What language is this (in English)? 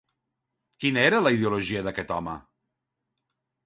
Catalan